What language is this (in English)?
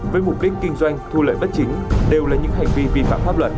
Vietnamese